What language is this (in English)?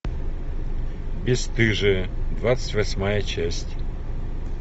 Russian